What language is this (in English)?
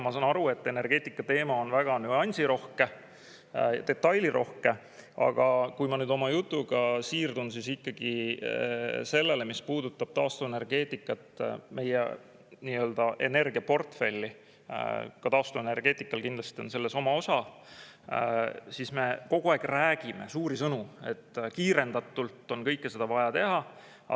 Estonian